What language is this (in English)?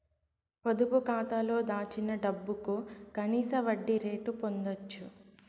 Telugu